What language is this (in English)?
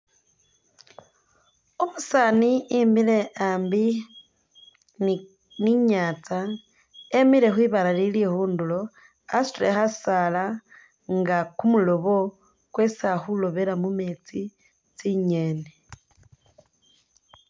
Masaaba